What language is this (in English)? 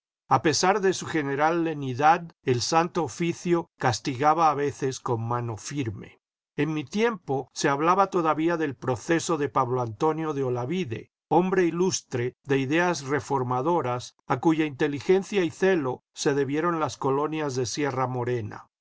Spanish